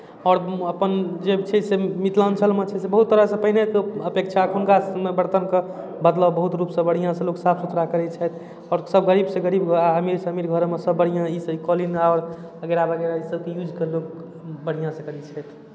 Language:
Maithili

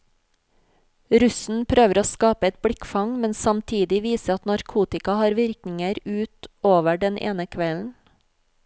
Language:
Norwegian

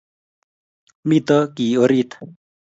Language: Kalenjin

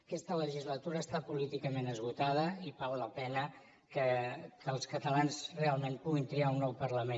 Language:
Catalan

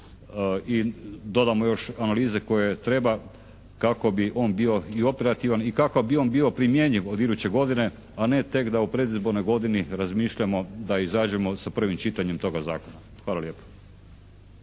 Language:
Croatian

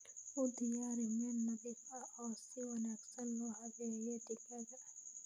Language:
Somali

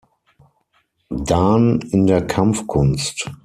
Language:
German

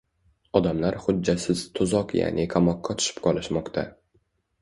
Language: Uzbek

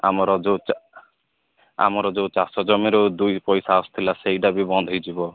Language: Odia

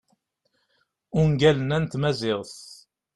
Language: Kabyle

